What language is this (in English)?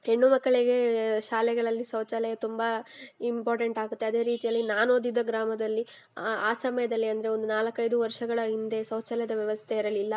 Kannada